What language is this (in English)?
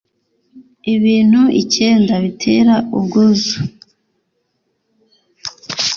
Kinyarwanda